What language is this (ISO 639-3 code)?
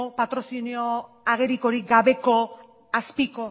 eus